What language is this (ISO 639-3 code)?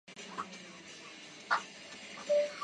zho